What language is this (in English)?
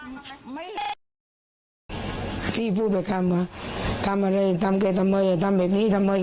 Thai